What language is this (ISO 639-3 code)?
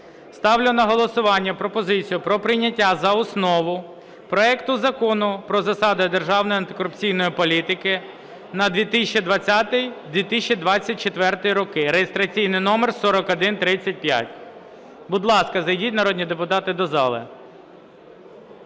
ukr